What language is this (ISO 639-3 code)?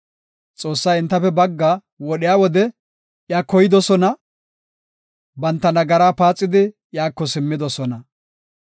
gof